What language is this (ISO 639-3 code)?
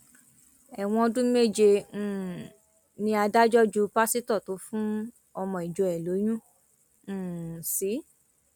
yor